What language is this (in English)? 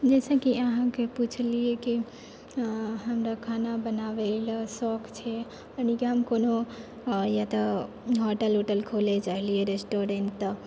Maithili